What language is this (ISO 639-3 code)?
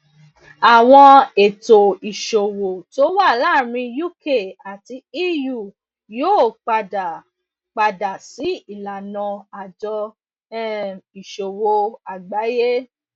yor